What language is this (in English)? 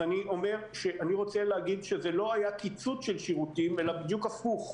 Hebrew